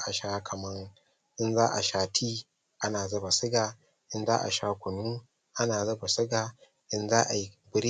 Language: Hausa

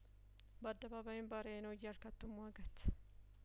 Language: Amharic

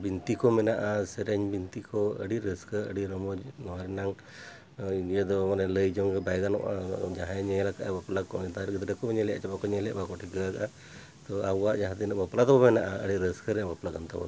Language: Santali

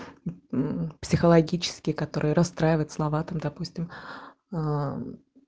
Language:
Russian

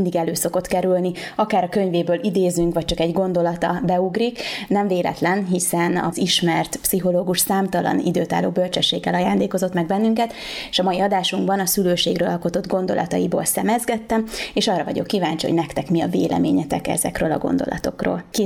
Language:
Hungarian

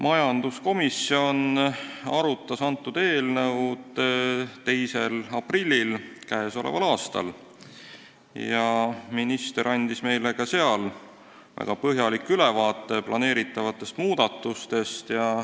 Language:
Estonian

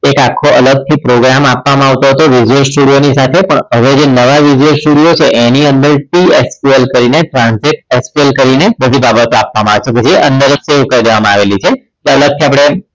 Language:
Gujarati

